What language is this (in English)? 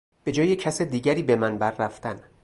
Persian